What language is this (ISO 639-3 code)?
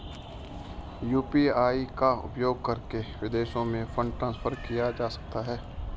hin